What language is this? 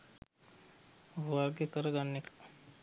Sinhala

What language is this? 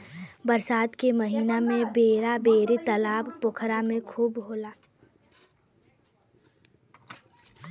Bhojpuri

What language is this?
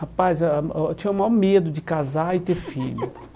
Portuguese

